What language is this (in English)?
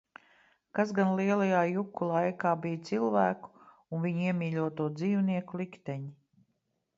Latvian